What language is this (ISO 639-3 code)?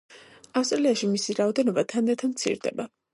kat